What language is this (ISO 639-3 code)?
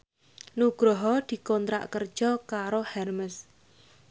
jav